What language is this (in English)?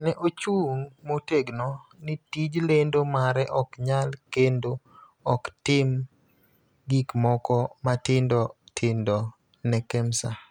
Luo (Kenya and Tanzania)